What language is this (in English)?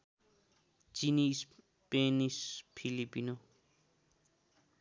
Nepali